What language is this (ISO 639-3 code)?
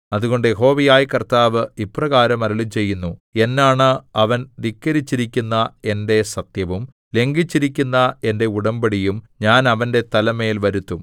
mal